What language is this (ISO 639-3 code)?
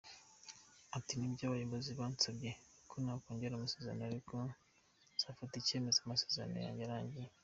kin